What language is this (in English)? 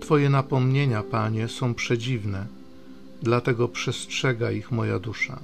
Polish